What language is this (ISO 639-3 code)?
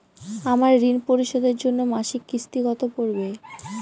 ben